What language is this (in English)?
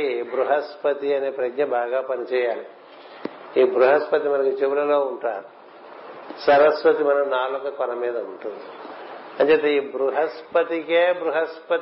Telugu